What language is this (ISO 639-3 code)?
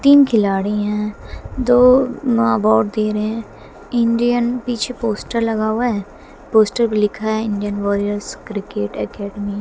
hin